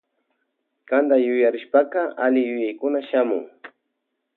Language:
Loja Highland Quichua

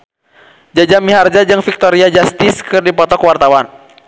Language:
Sundanese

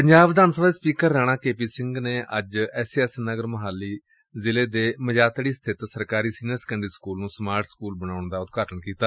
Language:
Punjabi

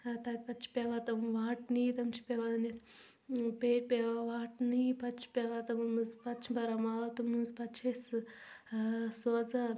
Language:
Kashmiri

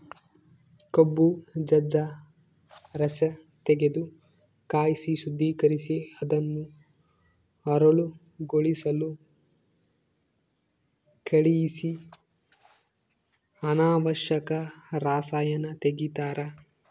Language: Kannada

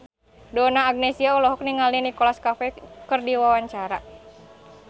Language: Sundanese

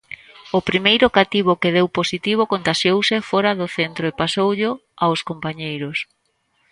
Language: Galician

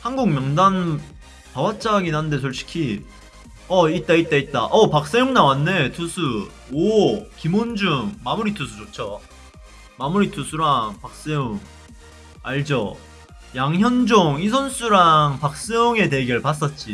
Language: Korean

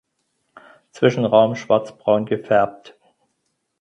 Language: German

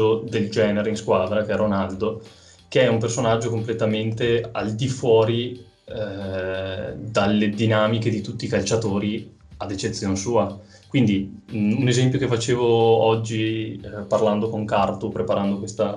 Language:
Italian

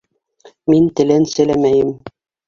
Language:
Bashkir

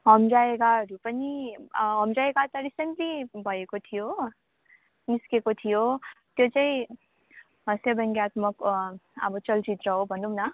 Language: Nepali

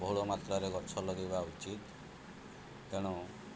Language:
Odia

